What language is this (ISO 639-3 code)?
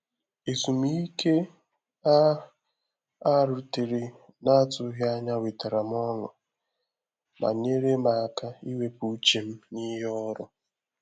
ibo